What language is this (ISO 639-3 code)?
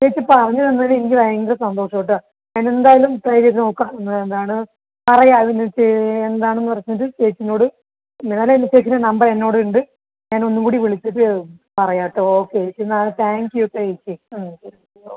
mal